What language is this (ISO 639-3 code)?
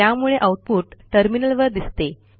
mar